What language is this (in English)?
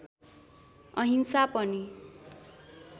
Nepali